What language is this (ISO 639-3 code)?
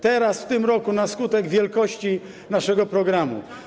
pol